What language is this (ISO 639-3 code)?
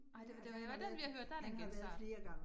dan